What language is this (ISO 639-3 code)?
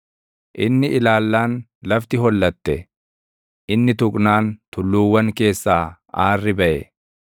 orm